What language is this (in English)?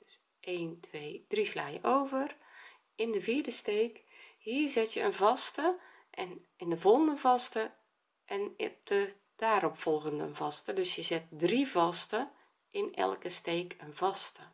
Dutch